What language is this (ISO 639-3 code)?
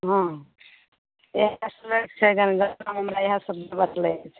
mai